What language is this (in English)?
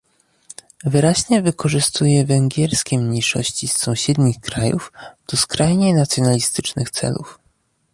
Polish